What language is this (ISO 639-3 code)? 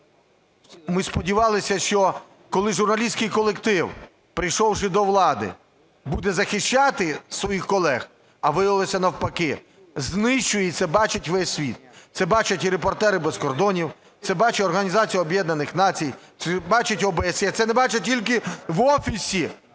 ukr